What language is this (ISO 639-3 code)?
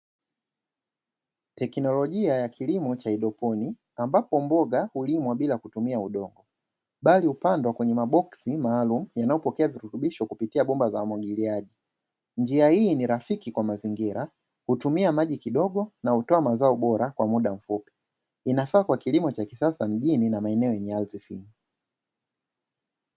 swa